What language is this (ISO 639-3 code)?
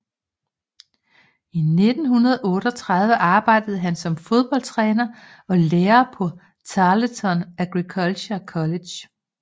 dan